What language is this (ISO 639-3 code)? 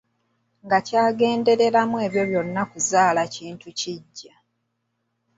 lug